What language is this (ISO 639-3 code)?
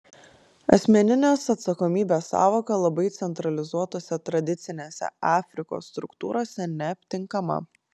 lit